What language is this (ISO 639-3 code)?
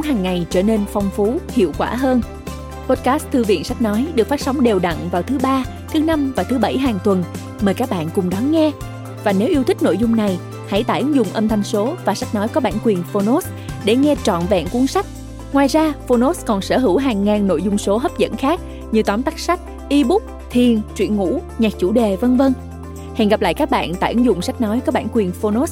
vie